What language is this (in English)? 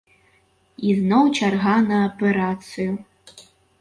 Belarusian